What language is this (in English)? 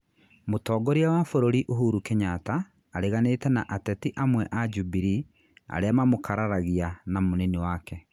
Kikuyu